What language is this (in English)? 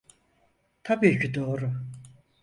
Turkish